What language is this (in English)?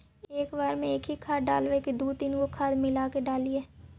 Magahi